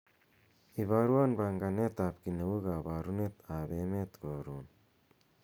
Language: Kalenjin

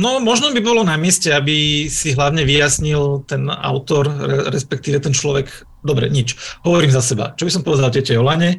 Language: Slovak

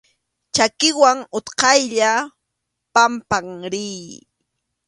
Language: Arequipa-La Unión Quechua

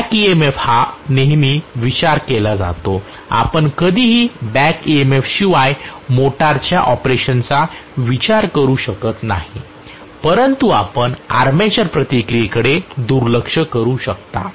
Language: Marathi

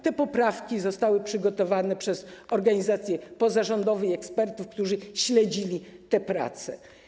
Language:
Polish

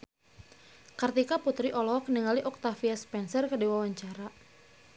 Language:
Sundanese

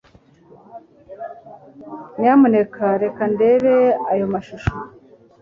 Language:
Kinyarwanda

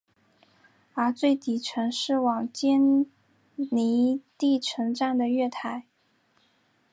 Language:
Chinese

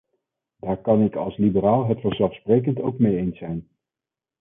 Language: Dutch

